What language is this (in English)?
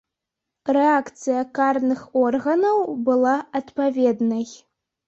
Belarusian